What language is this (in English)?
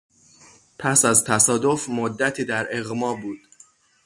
Persian